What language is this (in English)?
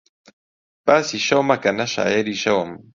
Central Kurdish